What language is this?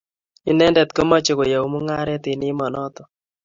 Kalenjin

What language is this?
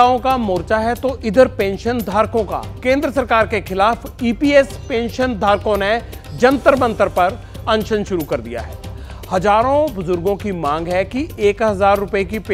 Hindi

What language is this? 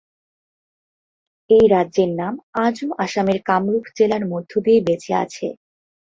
Bangla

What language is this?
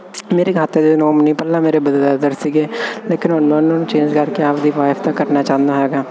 Punjabi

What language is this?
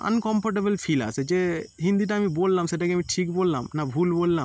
Bangla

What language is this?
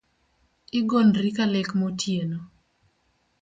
Luo (Kenya and Tanzania)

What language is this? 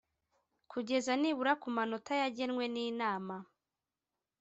Kinyarwanda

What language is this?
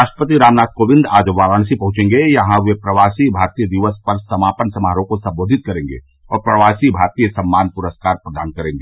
Hindi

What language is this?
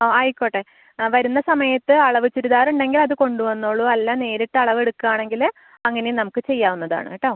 Malayalam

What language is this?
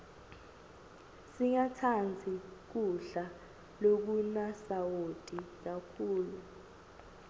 Swati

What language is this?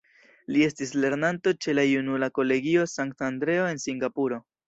Esperanto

